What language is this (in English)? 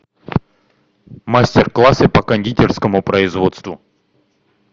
Russian